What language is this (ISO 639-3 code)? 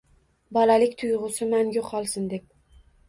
uzb